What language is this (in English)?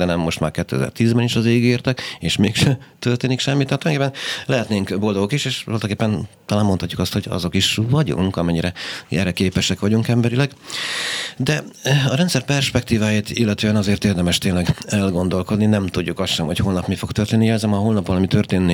Hungarian